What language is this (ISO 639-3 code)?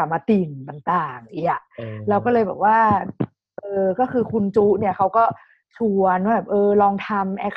tha